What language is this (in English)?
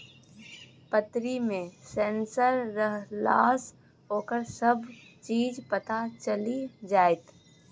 Maithili